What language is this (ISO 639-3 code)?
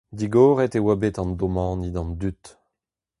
bre